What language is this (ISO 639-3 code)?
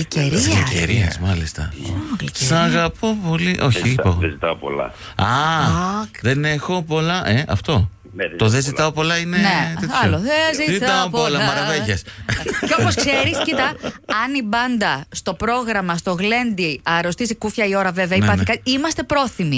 ell